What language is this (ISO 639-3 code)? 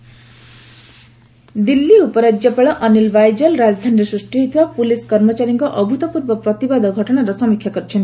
ori